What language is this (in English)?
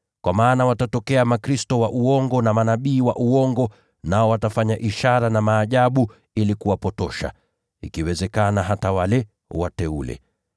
Swahili